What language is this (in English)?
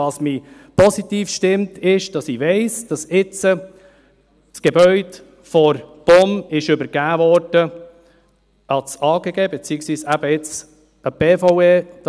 Swiss German